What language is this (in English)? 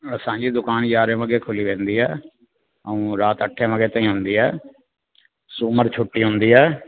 Sindhi